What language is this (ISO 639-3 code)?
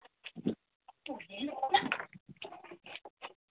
asm